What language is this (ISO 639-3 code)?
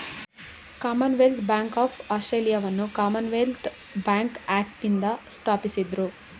kan